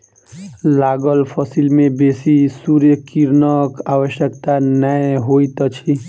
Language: Maithili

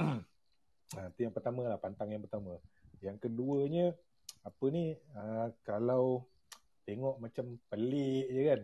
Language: Malay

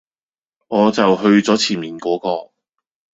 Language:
Cantonese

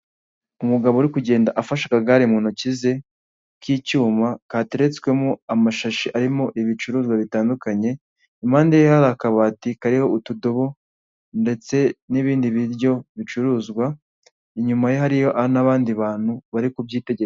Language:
Kinyarwanda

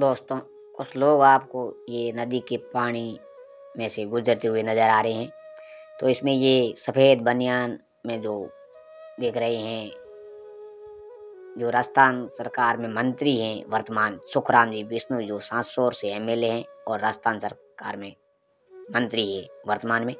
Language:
Romanian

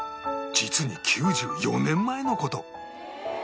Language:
Japanese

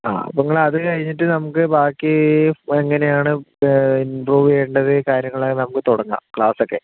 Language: Malayalam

